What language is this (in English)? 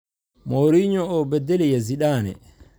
Somali